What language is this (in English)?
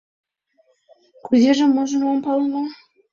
Mari